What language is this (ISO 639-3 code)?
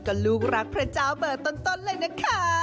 tha